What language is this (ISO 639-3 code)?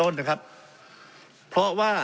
tha